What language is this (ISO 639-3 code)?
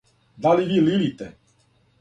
srp